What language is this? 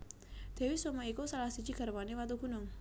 Javanese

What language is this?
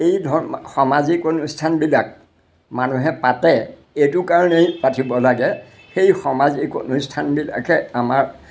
Assamese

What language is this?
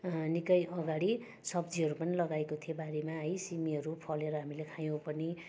Nepali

